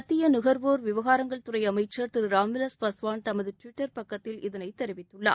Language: Tamil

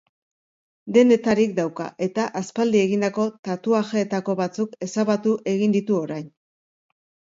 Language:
Basque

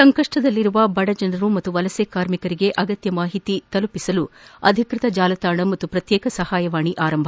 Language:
Kannada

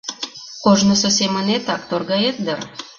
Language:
Mari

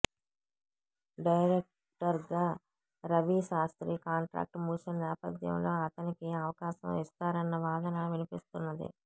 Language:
Telugu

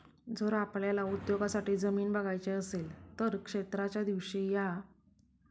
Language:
Marathi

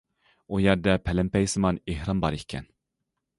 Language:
Uyghur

